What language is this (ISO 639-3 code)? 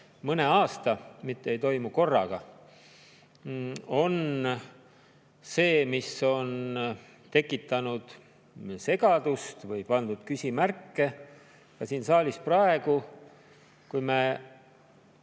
est